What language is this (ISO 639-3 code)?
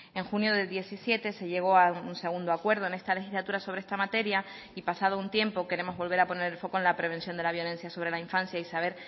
spa